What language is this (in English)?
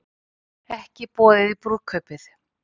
Icelandic